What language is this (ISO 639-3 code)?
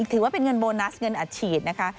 tha